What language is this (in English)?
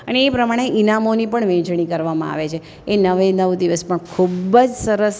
Gujarati